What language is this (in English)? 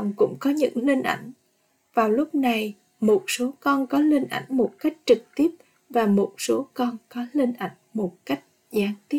Vietnamese